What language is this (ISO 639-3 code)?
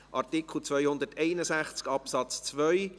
gsw